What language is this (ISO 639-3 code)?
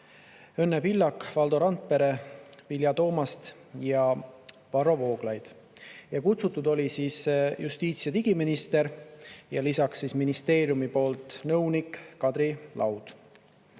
est